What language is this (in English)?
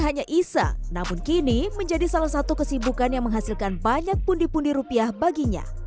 Indonesian